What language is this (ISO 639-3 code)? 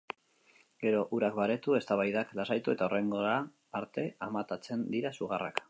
eus